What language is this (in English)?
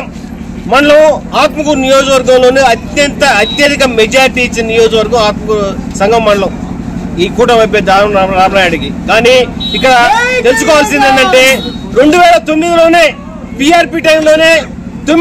Telugu